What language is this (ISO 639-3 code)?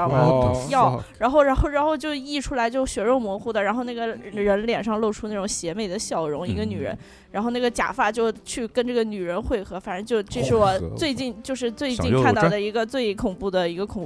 zho